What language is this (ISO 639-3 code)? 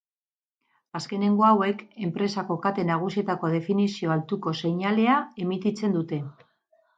eus